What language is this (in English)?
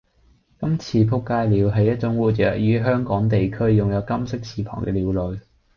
Cantonese